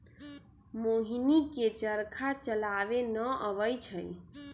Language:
Magahi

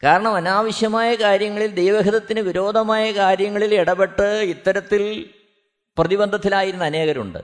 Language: Malayalam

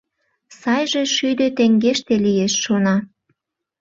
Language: Mari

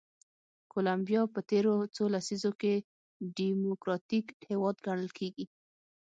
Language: Pashto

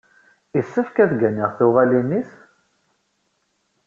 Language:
Kabyle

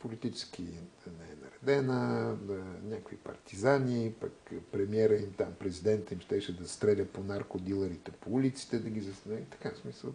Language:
Bulgarian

